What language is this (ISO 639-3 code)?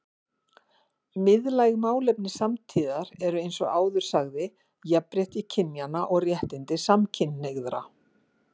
isl